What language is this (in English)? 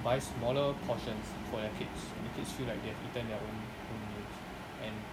English